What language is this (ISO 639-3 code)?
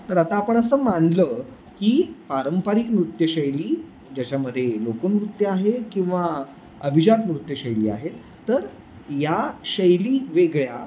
mar